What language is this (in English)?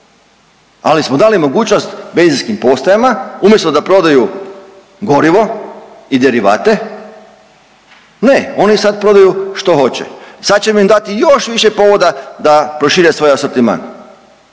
Croatian